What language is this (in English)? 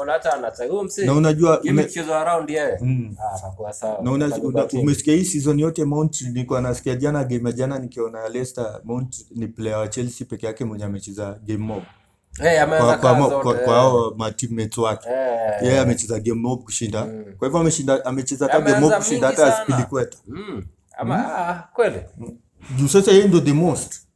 Swahili